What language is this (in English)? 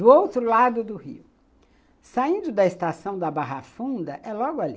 Portuguese